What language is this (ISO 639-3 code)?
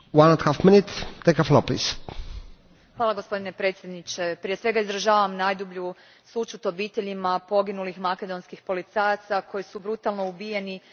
hrv